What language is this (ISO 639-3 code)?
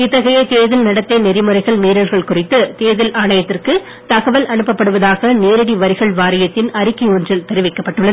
tam